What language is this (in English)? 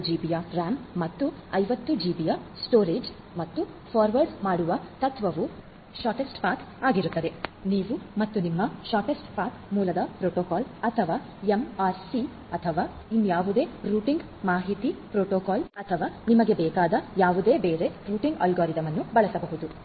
Kannada